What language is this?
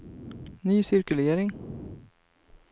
Swedish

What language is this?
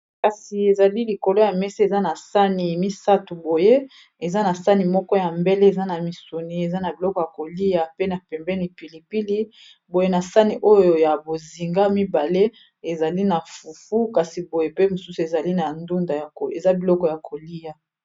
Lingala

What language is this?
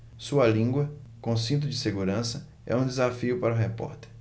Portuguese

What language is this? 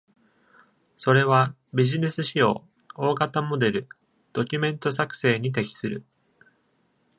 Japanese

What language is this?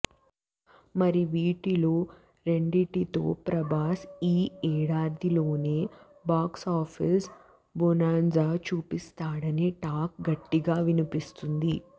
Telugu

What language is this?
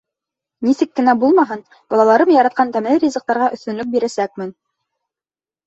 Bashkir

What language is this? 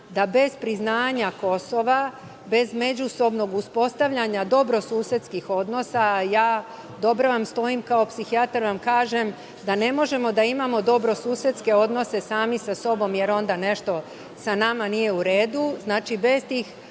Serbian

